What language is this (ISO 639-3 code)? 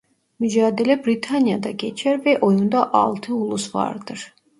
tur